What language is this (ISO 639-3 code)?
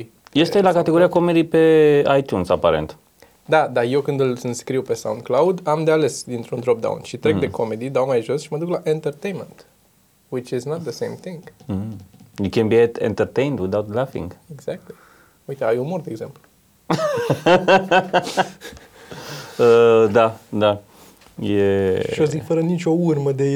ron